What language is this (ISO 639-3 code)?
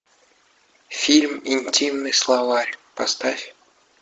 rus